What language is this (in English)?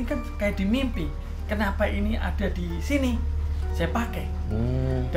Indonesian